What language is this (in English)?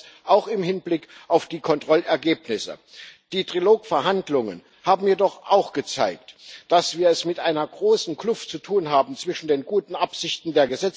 German